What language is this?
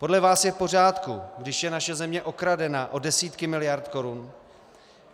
Czech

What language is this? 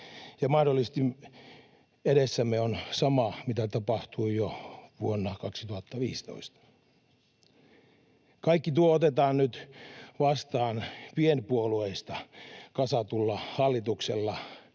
Finnish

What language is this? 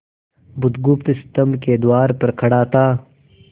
Hindi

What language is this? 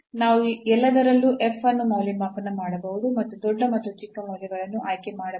Kannada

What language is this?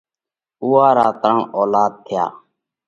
Parkari Koli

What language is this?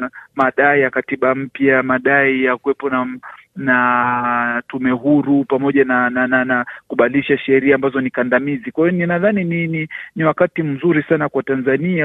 Swahili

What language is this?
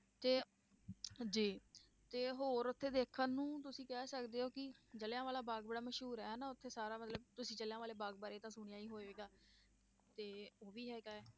Punjabi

